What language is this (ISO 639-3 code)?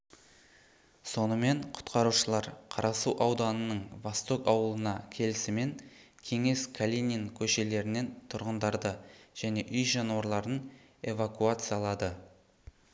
kaz